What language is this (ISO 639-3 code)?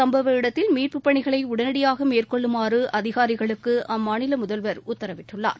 tam